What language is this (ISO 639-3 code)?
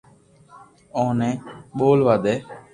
lrk